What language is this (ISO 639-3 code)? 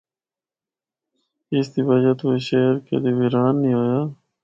hno